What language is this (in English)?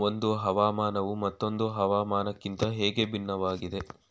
Kannada